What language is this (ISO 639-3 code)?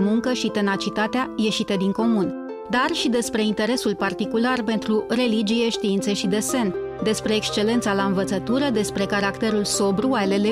ron